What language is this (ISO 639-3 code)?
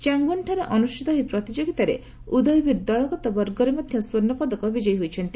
ori